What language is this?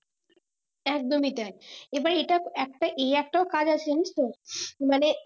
Bangla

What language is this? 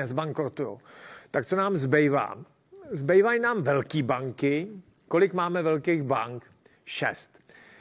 Czech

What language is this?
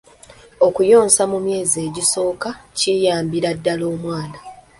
Ganda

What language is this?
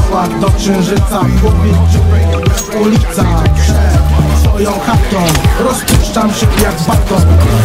Polish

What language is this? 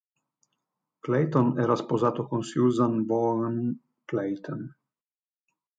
Italian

